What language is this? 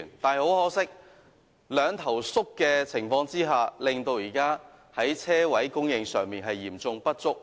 Cantonese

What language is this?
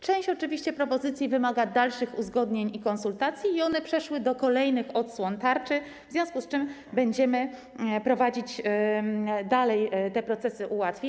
Polish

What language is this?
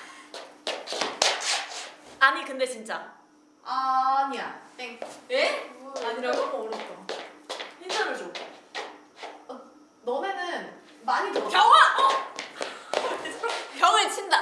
Korean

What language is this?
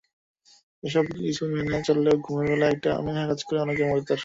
Bangla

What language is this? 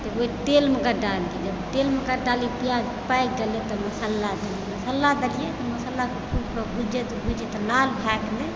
Maithili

